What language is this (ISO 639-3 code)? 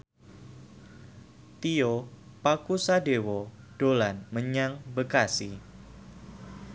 jav